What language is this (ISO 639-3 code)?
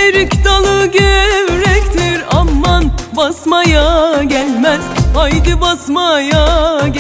tur